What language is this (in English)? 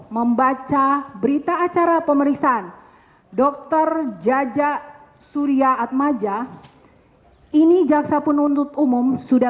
Indonesian